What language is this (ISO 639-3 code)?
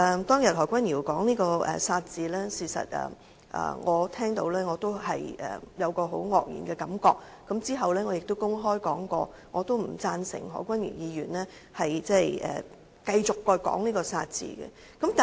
yue